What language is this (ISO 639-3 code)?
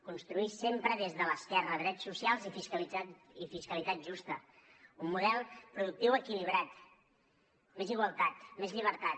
cat